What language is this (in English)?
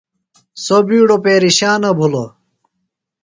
Phalura